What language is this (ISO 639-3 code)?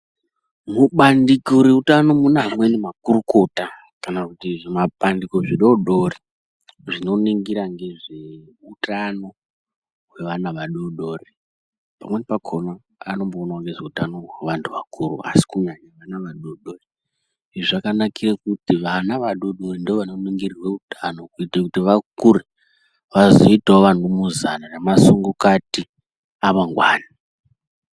ndc